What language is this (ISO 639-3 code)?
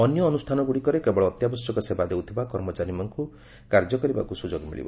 ori